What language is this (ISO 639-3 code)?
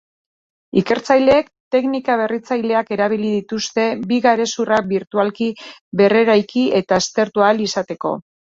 eus